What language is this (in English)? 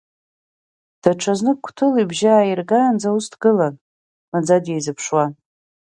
Abkhazian